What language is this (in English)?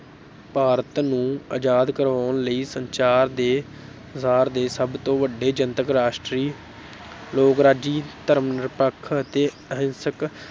Punjabi